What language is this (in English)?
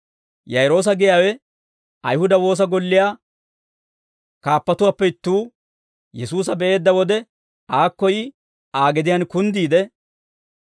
Dawro